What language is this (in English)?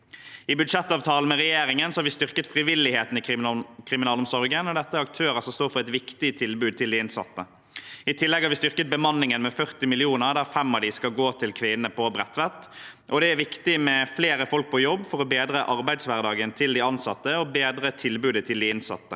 Norwegian